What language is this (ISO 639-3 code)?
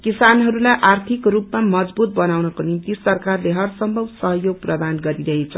nep